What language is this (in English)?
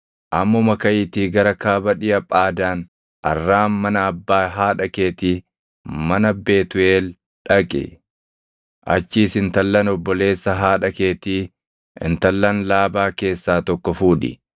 Oromo